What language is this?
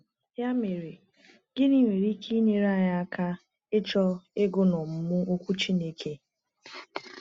Igbo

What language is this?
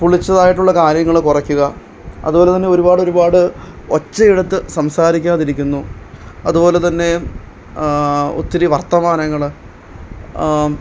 Malayalam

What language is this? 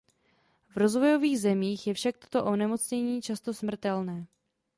Czech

